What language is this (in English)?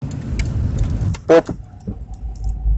Russian